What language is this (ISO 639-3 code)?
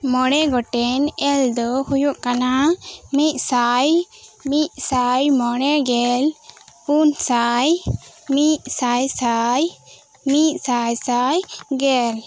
sat